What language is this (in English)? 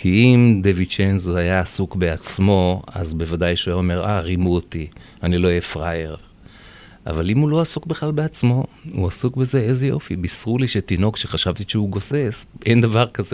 Hebrew